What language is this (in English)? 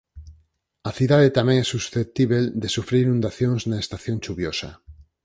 Galician